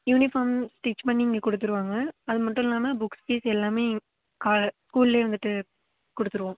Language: Tamil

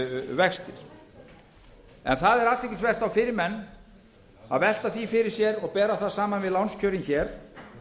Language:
Icelandic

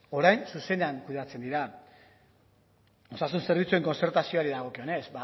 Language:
Basque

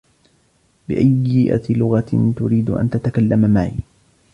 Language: Arabic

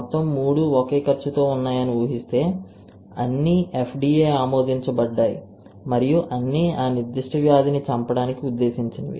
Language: Telugu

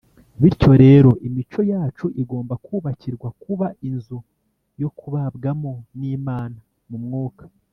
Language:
Kinyarwanda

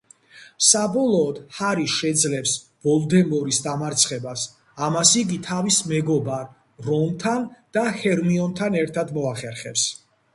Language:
Georgian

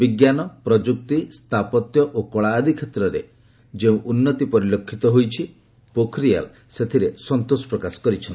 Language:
Odia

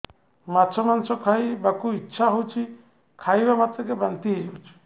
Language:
Odia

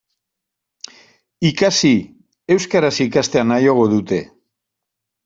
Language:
Basque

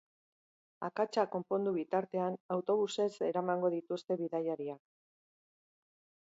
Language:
Basque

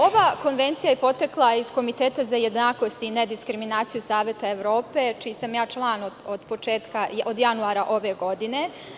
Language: Serbian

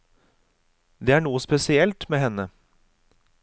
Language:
Norwegian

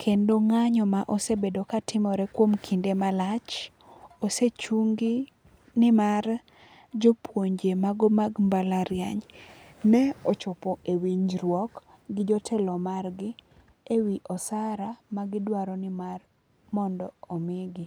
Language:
Luo (Kenya and Tanzania)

